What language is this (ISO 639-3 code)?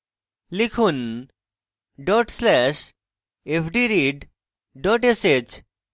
ben